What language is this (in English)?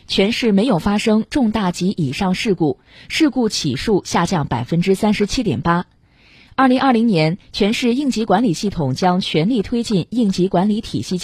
Chinese